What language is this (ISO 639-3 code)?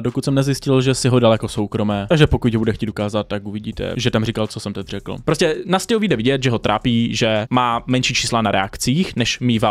ces